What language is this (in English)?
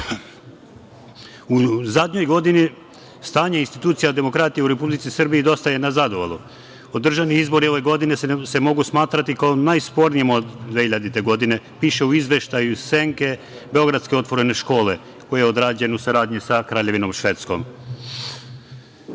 Serbian